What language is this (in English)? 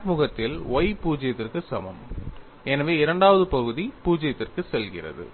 Tamil